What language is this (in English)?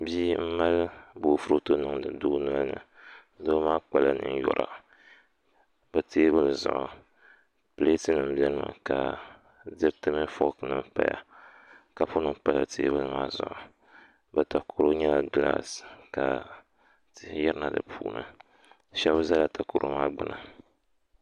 Dagbani